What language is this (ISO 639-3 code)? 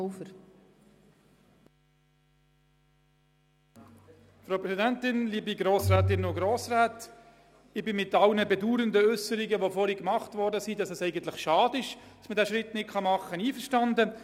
gsw